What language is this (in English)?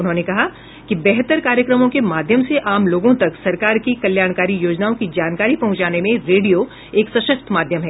Hindi